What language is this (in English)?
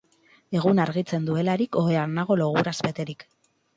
Basque